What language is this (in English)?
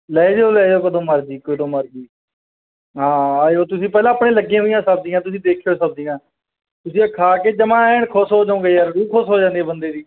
Punjabi